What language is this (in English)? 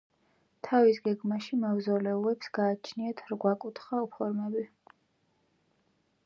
Georgian